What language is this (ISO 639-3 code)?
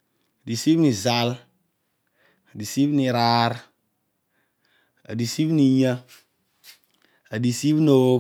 odu